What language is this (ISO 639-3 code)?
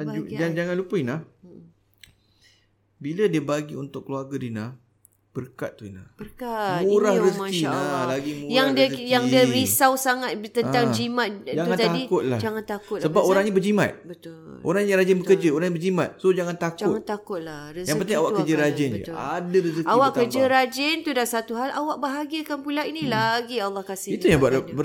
msa